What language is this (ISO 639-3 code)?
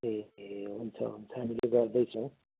nep